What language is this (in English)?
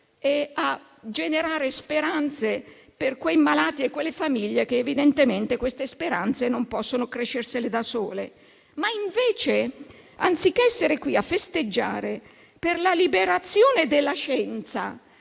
Italian